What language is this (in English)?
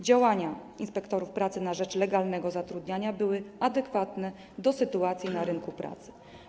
Polish